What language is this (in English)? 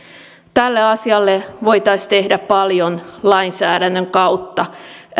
Finnish